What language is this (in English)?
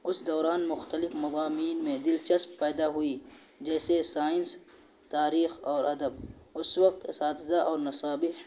Urdu